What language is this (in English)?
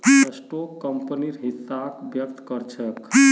Magahi